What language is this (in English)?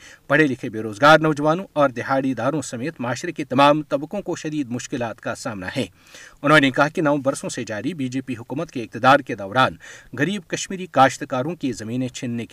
Urdu